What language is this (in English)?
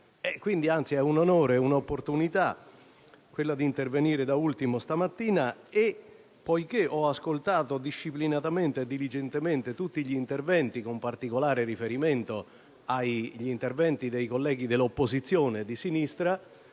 Italian